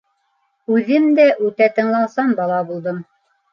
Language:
Bashkir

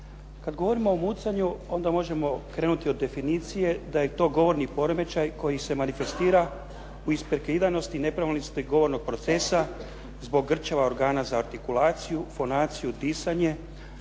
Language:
Croatian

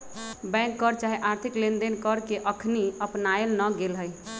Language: Magahi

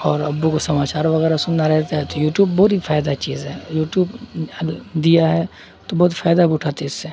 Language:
Urdu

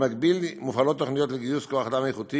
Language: Hebrew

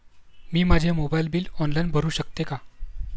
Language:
Marathi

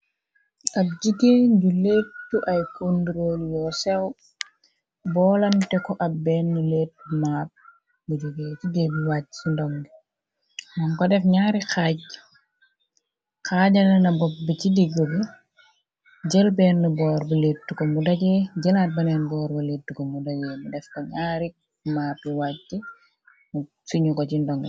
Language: Wolof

